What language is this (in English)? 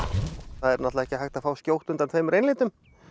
Icelandic